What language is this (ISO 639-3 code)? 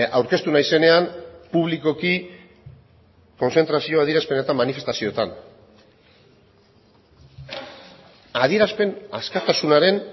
eus